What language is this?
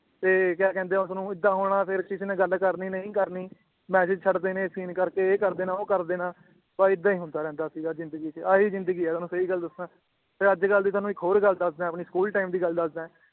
Punjabi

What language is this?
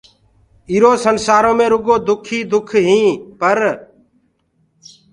Gurgula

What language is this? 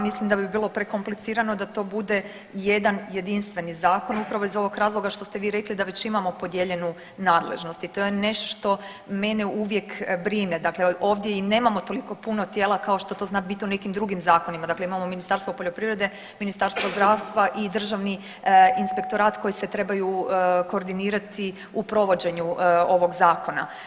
Croatian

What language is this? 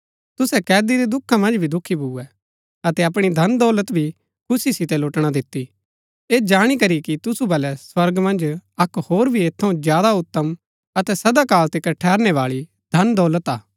Gaddi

